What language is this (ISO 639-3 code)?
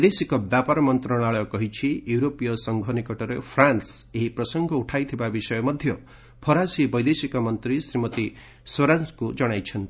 ori